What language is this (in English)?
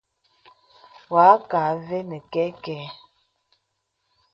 Bebele